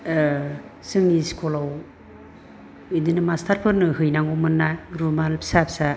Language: Bodo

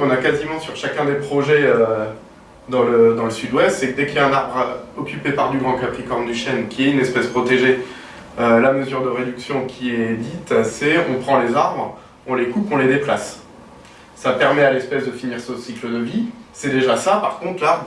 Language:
French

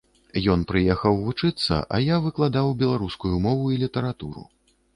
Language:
Belarusian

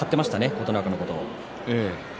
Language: Japanese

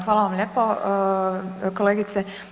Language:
Croatian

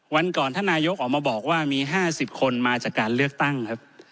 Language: Thai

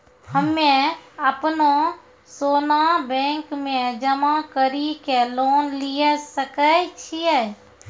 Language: Maithili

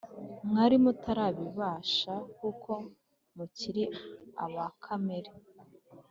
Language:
Kinyarwanda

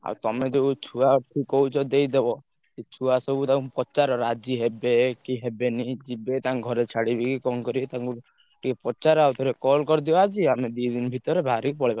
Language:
Odia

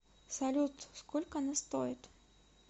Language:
Russian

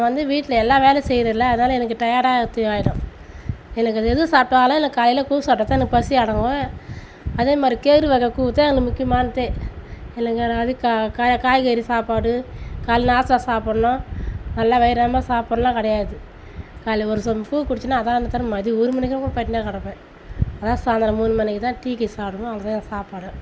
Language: Tamil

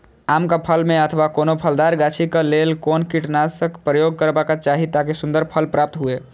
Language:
Maithili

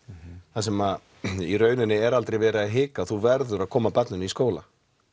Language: Icelandic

